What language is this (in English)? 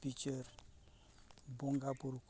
Santali